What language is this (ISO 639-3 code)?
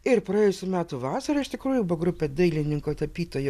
lit